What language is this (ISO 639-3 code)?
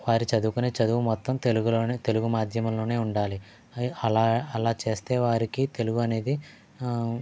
tel